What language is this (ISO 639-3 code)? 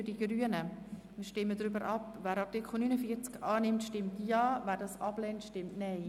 gsw